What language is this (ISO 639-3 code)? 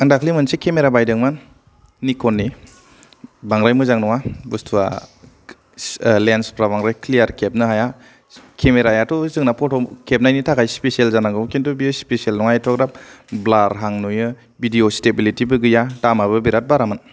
brx